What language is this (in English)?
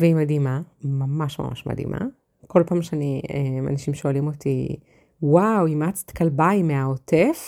Hebrew